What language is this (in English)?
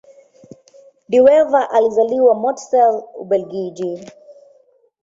Swahili